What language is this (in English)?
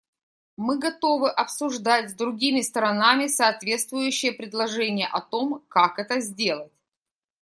Russian